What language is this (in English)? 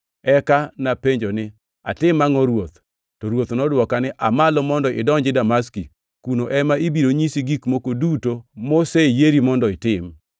Luo (Kenya and Tanzania)